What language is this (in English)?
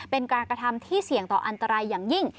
Thai